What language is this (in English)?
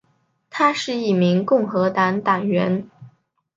Chinese